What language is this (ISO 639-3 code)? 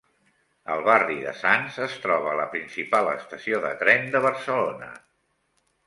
cat